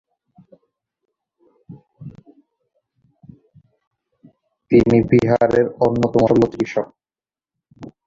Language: Bangla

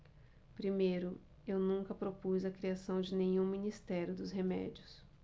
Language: Portuguese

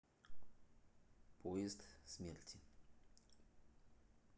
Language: Russian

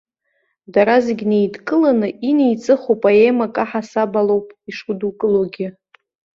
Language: Abkhazian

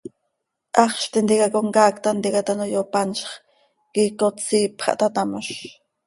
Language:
Seri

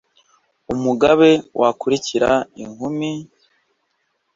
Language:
Kinyarwanda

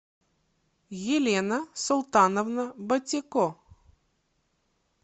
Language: Russian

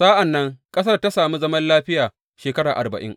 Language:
Hausa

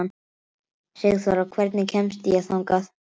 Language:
Icelandic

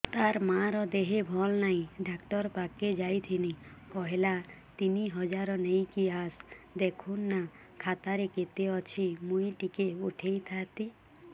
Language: Odia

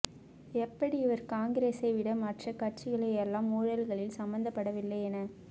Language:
Tamil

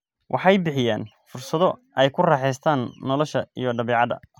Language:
Somali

